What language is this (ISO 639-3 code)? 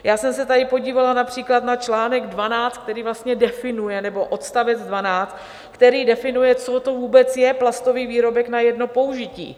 ces